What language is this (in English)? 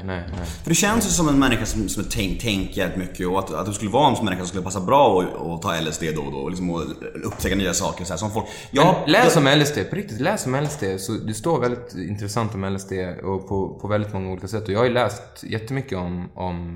Swedish